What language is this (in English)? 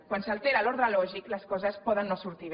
Catalan